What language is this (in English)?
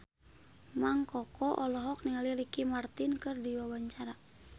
Sundanese